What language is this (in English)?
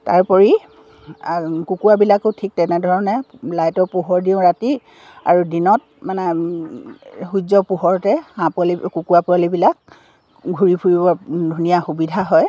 Assamese